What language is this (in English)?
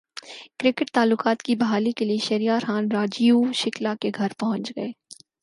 Urdu